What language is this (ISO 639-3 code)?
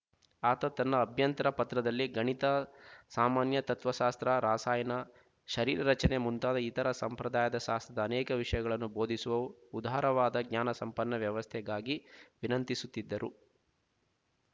kan